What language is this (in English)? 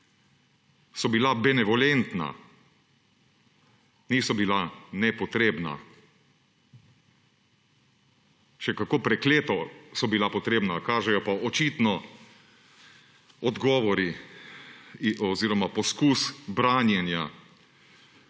Slovenian